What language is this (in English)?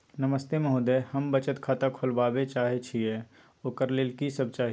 Maithili